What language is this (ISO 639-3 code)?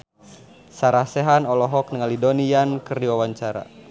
sun